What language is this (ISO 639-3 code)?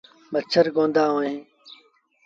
sbn